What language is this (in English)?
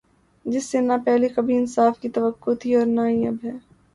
Urdu